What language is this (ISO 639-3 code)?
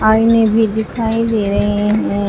hin